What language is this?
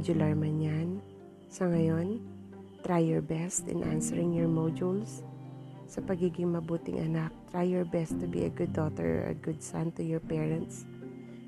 Filipino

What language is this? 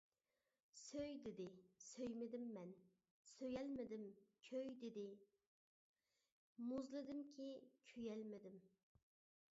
Uyghur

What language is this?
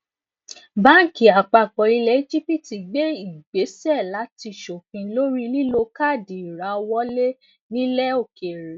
Yoruba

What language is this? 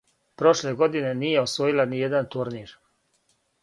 Serbian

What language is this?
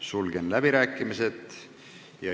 Estonian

